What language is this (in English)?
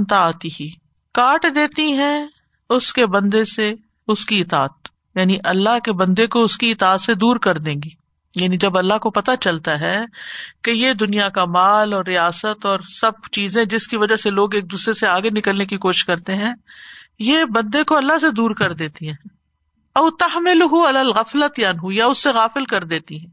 Urdu